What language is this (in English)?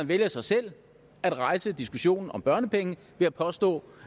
Danish